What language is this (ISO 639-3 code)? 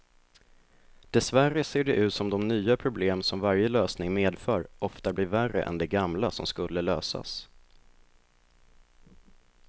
swe